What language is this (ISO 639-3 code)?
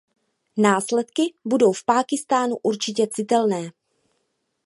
ces